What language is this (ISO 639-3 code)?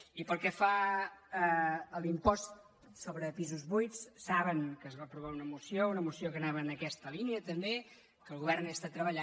cat